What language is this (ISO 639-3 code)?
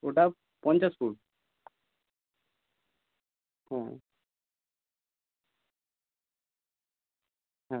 ben